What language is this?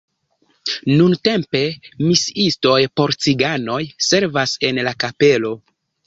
Esperanto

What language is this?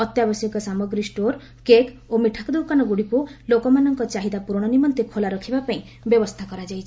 Odia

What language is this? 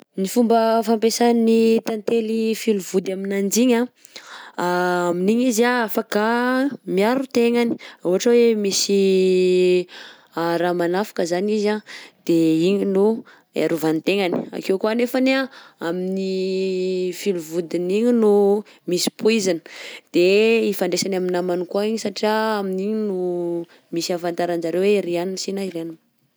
Southern Betsimisaraka Malagasy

